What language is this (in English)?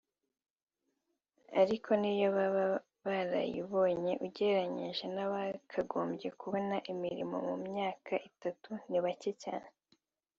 Kinyarwanda